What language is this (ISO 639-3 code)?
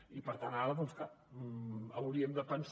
cat